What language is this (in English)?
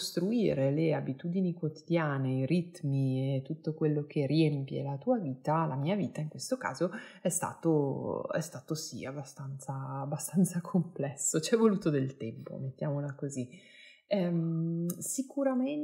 Italian